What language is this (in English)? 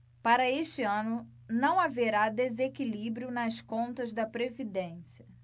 Portuguese